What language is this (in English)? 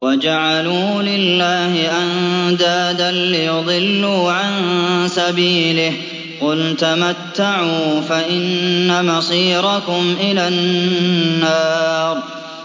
Arabic